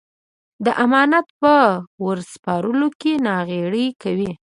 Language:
Pashto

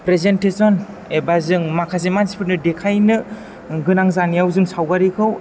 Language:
Bodo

